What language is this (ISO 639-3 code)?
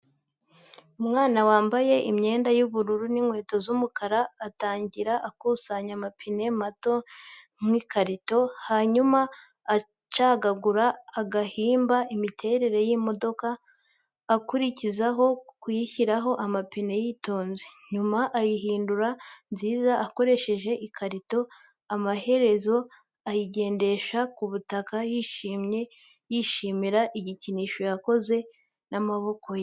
kin